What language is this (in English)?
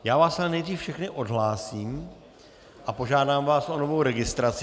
Czech